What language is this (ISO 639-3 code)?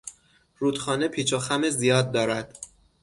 fas